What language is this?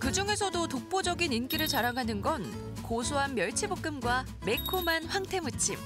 Korean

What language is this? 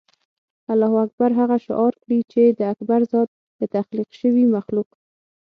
Pashto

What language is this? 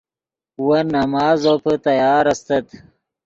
Yidgha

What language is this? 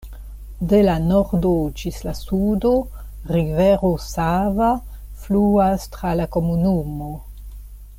Esperanto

